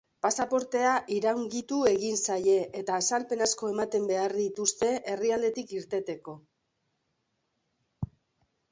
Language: Basque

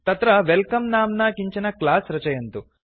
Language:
Sanskrit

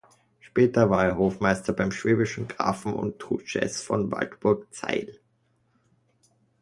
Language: German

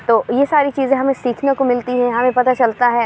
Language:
Urdu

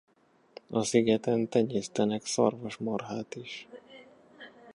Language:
Hungarian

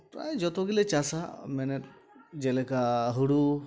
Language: Santali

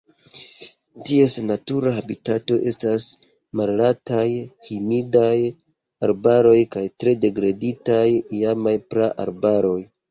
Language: Esperanto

